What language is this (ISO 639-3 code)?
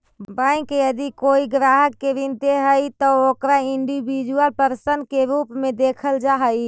mag